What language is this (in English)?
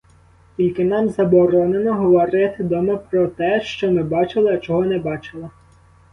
Ukrainian